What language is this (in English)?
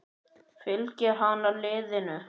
Icelandic